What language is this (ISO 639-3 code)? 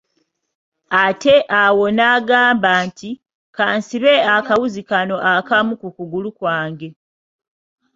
lug